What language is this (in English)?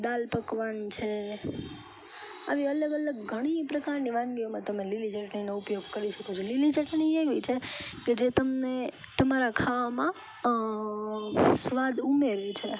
Gujarati